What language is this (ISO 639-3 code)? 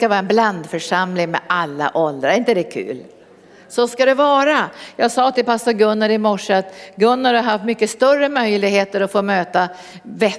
swe